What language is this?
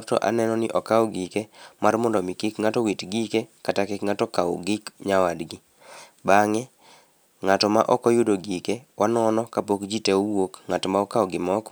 Luo (Kenya and Tanzania)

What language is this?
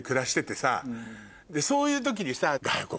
Japanese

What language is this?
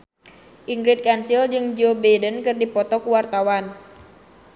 Sundanese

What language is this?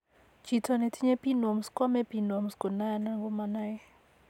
Kalenjin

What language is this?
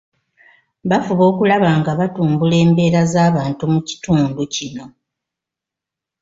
Ganda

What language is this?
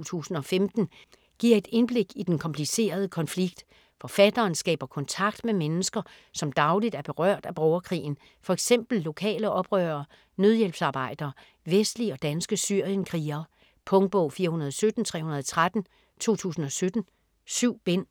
Danish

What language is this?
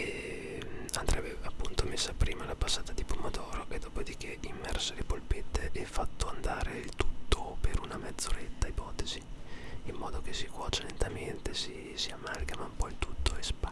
Italian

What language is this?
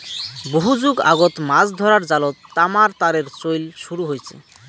Bangla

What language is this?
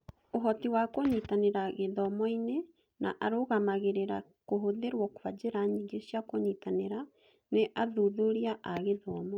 Kikuyu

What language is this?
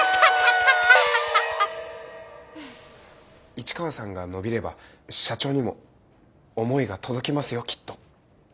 Japanese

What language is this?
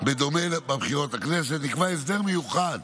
Hebrew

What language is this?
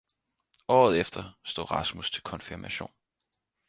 Danish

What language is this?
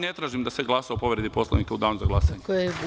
Serbian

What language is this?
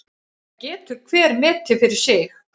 Icelandic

